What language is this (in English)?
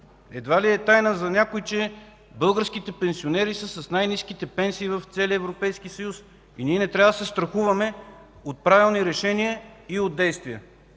Bulgarian